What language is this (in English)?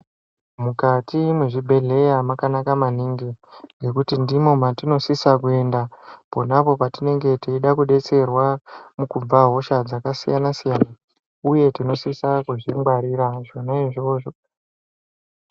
Ndau